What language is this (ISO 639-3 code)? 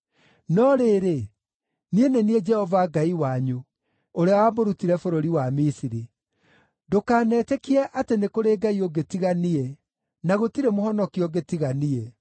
kik